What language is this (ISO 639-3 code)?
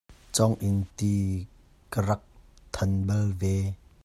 cnh